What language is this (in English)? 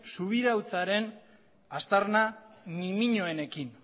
Basque